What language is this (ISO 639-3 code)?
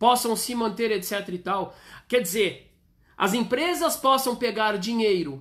por